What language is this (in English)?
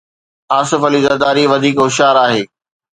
Sindhi